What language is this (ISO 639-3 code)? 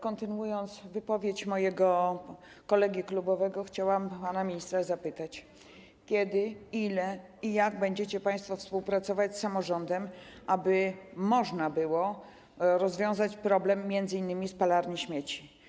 pol